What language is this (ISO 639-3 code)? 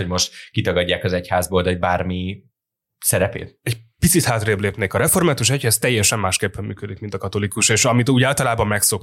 hun